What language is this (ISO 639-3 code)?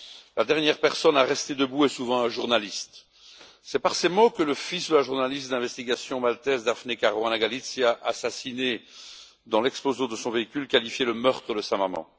fra